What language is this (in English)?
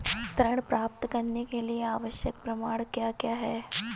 Hindi